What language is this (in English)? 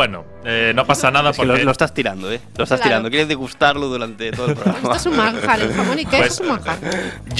Spanish